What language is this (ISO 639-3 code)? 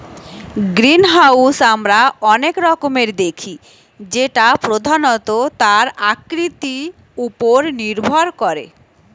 ben